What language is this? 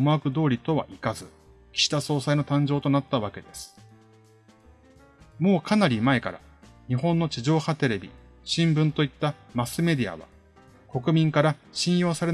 Japanese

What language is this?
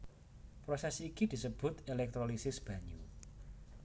Javanese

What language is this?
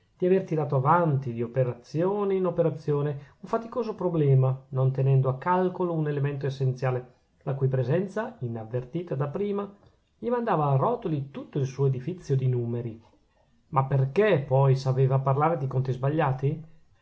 Italian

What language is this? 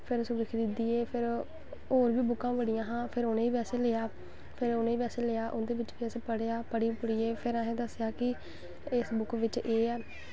Dogri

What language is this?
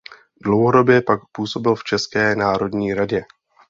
Czech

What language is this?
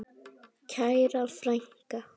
Icelandic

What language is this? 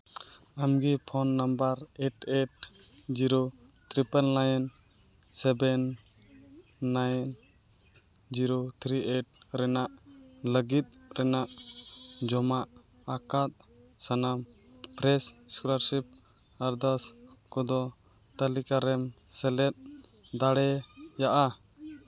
Santali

